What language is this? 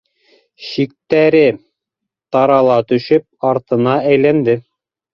Bashkir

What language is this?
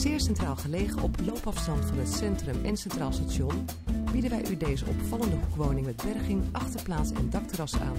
Dutch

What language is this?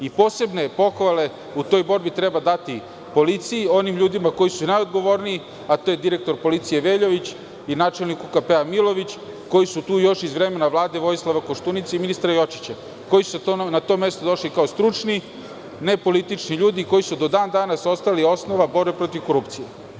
Serbian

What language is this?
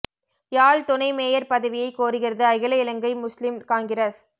Tamil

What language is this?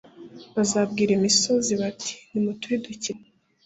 Kinyarwanda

